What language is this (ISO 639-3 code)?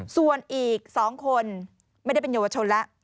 tha